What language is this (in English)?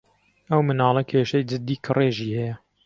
Central Kurdish